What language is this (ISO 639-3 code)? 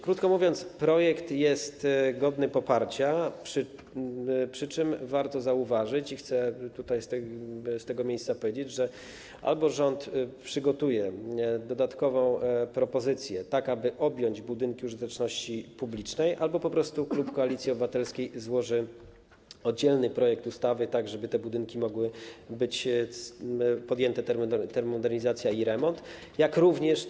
pol